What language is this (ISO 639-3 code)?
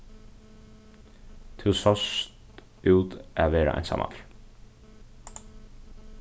fao